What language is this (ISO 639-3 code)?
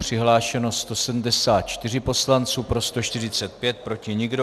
ces